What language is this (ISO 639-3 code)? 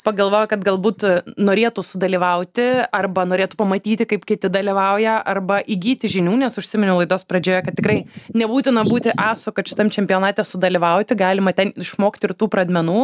lit